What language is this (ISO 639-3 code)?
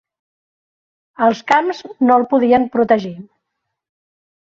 cat